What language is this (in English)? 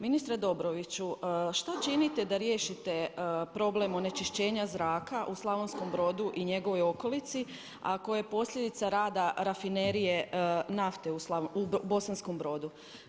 Croatian